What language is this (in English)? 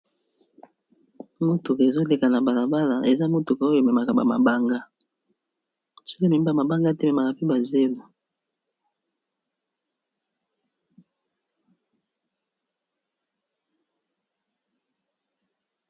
Lingala